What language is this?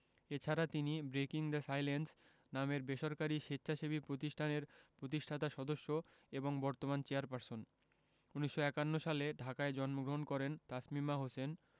Bangla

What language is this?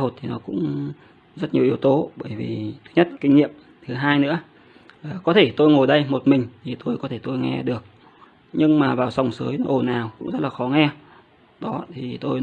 Vietnamese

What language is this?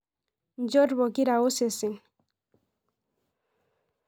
Masai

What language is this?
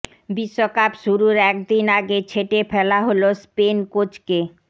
Bangla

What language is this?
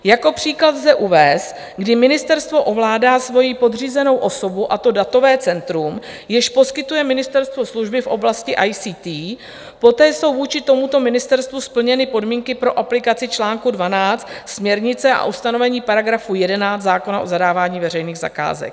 Czech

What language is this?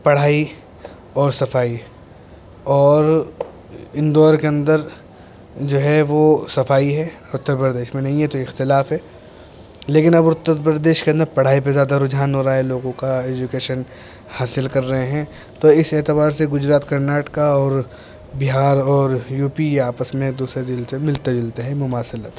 Urdu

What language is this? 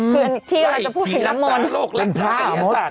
Thai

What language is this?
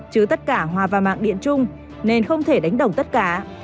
Vietnamese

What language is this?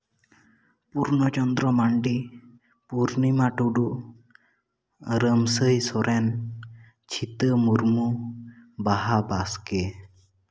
Santali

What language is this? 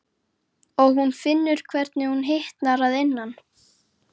Icelandic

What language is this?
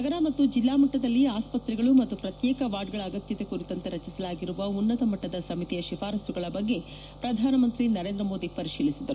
Kannada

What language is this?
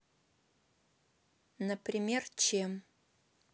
Russian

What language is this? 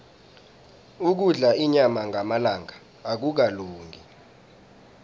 South Ndebele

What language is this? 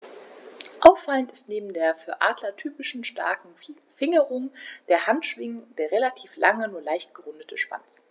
German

